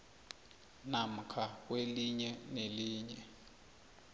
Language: South Ndebele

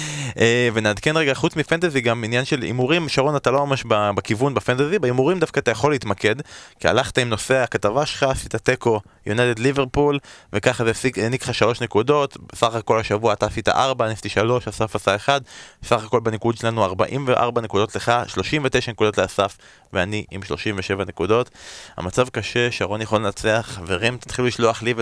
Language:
Hebrew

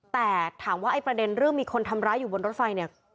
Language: Thai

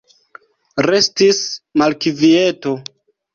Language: Esperanto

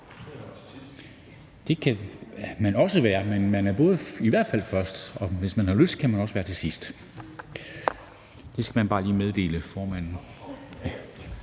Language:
Danish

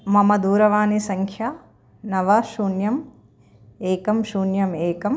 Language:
Sanskrit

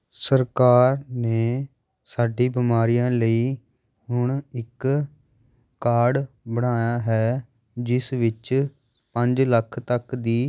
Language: Punjabi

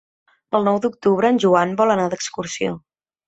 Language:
Catalan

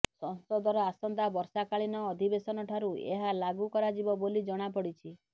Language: Odia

